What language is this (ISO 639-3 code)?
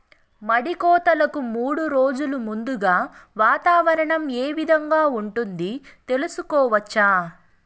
tel